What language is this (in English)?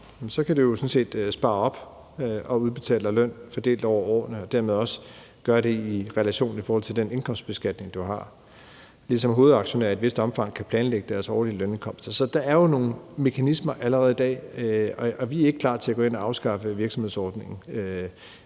Danish